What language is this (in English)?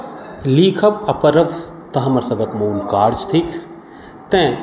Maithili